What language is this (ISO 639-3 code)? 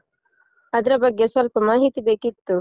kan